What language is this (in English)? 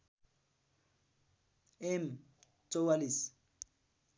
Nepali